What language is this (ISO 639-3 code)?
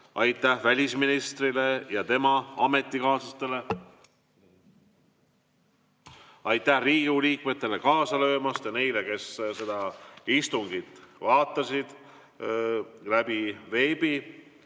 est